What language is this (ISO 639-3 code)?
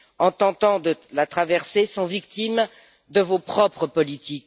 fra